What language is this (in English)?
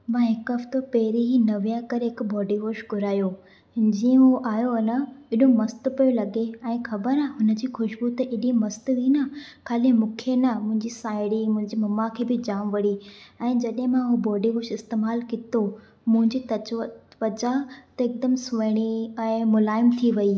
Sindhi